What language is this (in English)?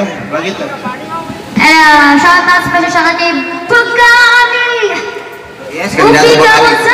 Thai